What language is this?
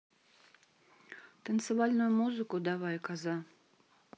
Russian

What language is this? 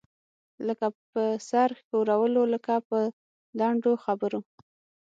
Pashto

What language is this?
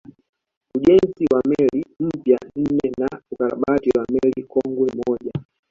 Swahili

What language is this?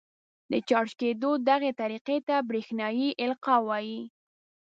Pashto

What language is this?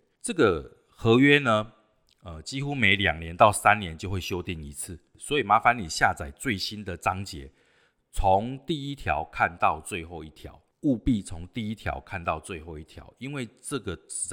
Chinese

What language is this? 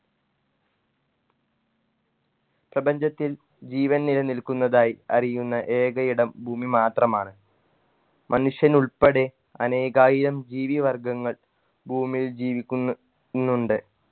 Malayalam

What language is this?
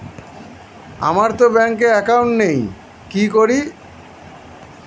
Bangla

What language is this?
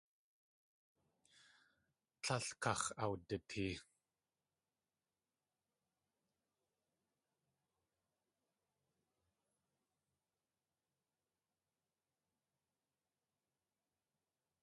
Tlingit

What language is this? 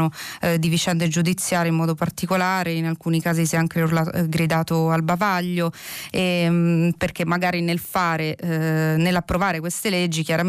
Italian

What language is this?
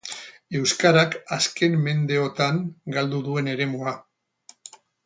Basque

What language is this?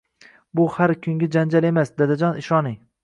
Uzbek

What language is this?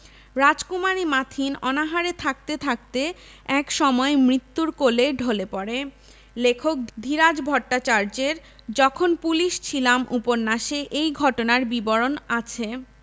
Bangla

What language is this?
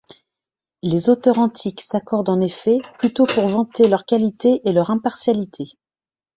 French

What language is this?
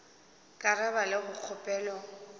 Northern Sotho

